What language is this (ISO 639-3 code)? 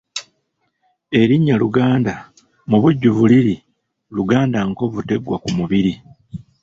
lug